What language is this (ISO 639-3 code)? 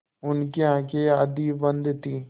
hin